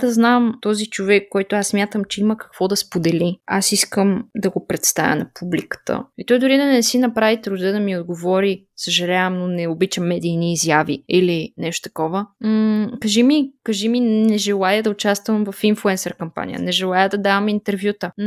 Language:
Bulgarian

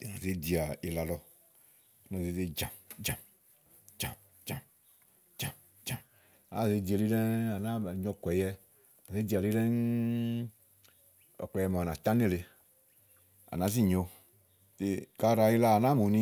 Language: Igo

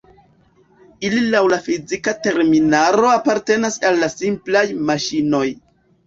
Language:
Esperanto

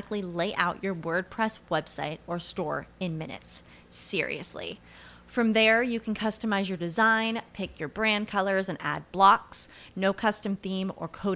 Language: Turkish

